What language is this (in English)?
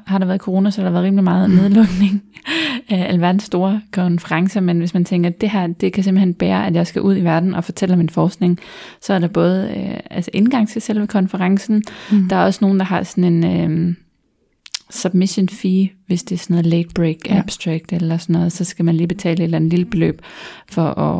Danish